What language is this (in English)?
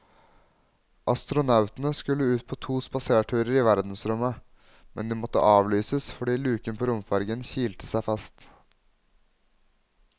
Norwegian